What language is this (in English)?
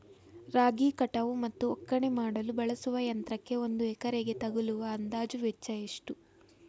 Kannada